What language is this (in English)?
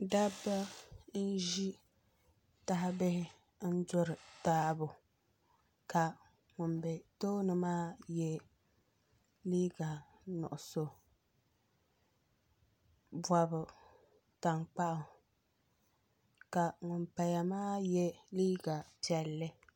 Dagbani